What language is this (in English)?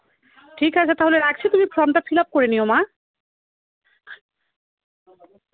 Bangla